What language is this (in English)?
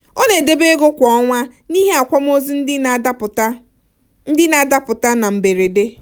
Igbo